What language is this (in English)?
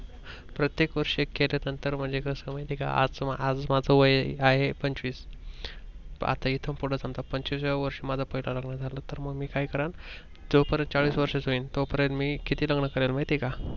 Marathi